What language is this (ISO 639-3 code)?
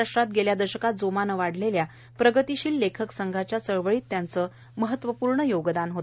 mar